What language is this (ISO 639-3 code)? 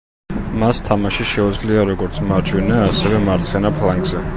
kat